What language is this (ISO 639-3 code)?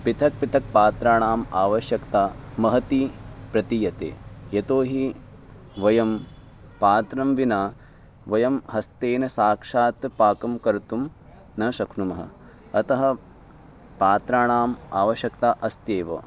san